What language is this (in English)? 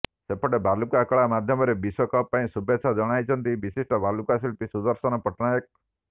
Odia